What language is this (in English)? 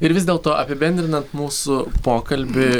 Lithuanian